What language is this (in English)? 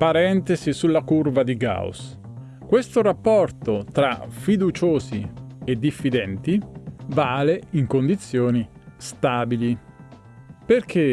Italian